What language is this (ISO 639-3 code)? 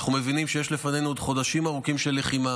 heb